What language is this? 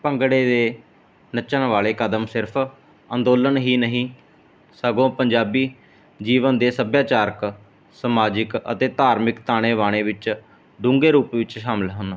Punjabi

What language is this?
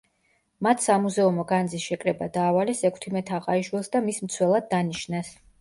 Georgian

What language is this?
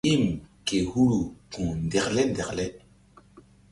Mbum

